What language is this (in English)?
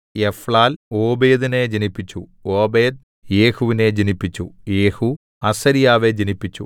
Malayalam